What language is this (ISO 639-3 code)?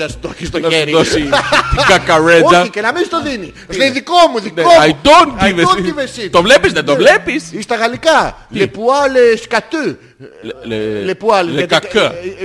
ell